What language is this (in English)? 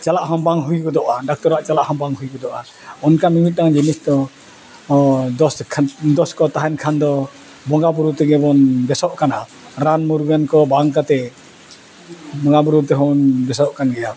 Santali